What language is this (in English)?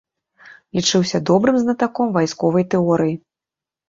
Belarusian